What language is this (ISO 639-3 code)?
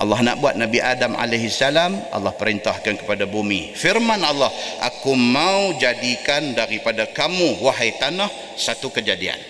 msa